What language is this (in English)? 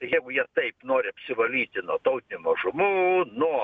Lithuanian